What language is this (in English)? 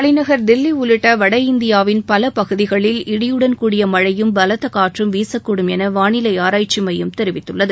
Tamil